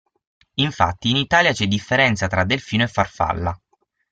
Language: Italian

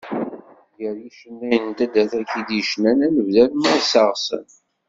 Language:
Kabyle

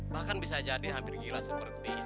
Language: Indonesian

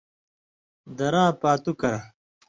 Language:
Indus Kohistani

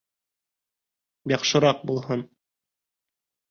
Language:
Bashkir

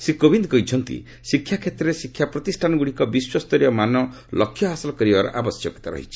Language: Odia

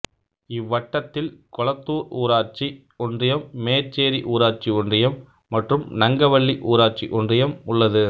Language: Tamil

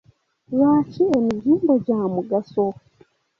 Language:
Ganda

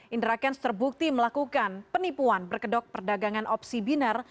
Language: Indonesian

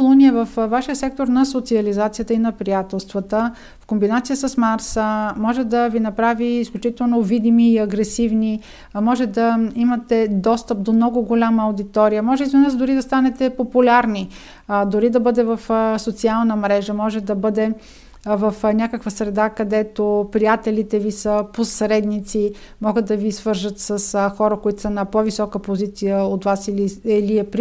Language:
Bulgarian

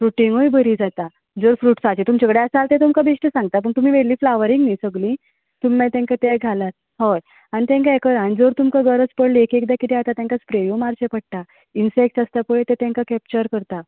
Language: Konkani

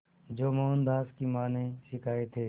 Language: Hindi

